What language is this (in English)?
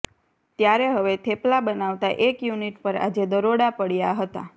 Gujarati